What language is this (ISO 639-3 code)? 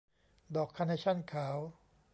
tha